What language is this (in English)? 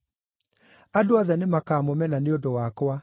Kikuyu